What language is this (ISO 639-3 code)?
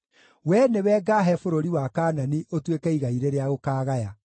kik